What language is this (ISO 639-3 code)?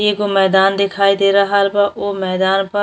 bho